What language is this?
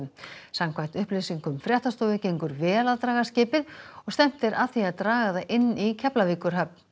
Icelandic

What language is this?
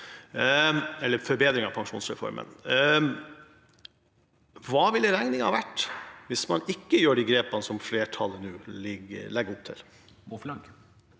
Norwegian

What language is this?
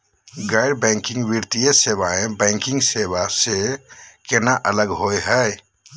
Magahi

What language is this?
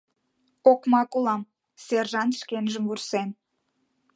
Mari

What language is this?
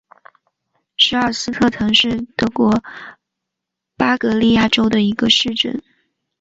Chinese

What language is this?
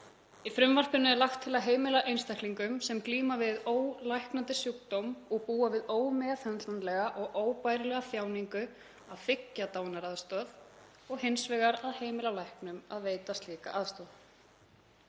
Icelandic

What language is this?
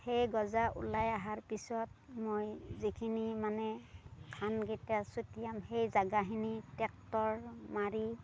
Assamese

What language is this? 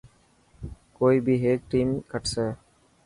Dhatki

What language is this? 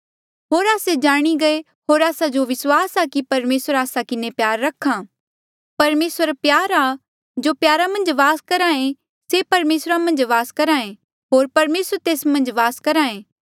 Mandeali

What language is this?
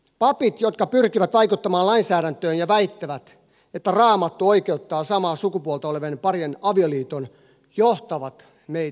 Finnish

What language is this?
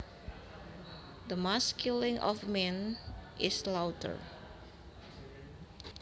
Javanese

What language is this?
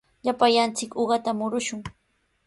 Sihuas Ancash Quechua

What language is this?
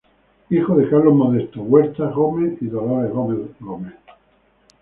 Spanish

